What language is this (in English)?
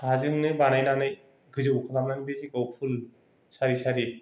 Bodo